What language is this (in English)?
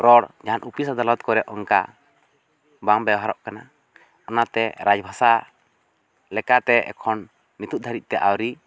Santali